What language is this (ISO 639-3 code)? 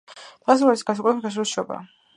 kat